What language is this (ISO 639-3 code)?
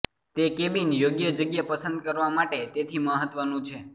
guj